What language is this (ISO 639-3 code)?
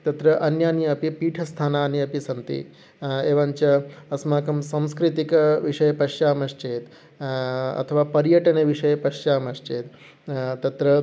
san